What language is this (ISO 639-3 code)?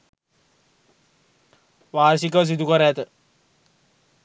sin